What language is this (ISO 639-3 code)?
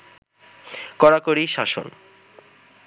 ben